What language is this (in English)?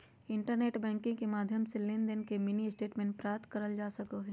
Magahi